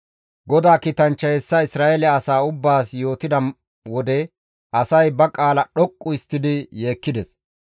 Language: Gamo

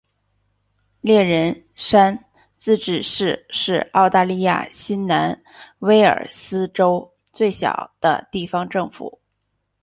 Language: Chinese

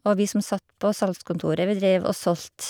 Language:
Norwegian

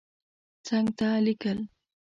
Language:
Pashto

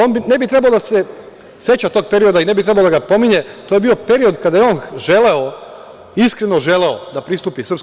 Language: Serbian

